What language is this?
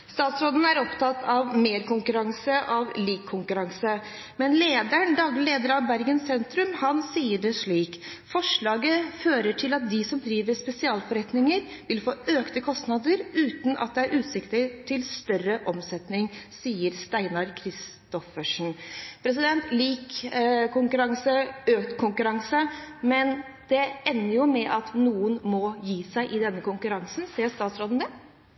Norwegian Bokmål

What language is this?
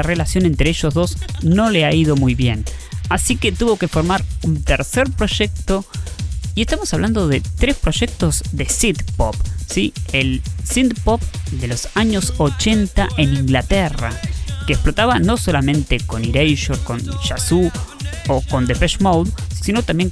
Spanish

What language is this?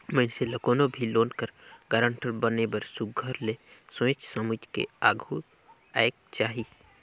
Chhattisgarhi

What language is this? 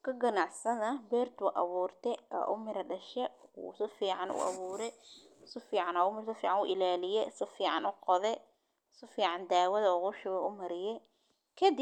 Somali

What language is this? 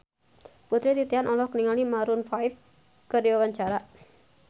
Sundanese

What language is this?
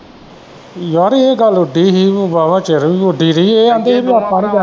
Punjabi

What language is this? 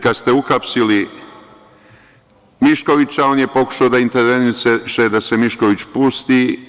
Serbian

